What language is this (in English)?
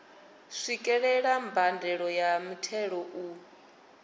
Venda